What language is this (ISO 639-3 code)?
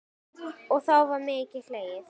isl